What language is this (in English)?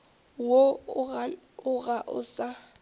Northern Sotho